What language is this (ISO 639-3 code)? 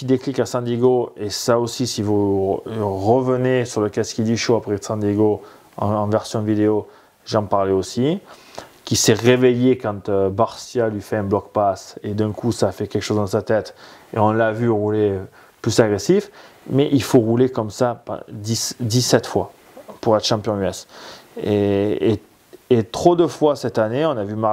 fra